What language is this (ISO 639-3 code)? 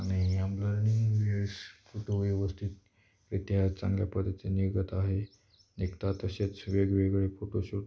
mar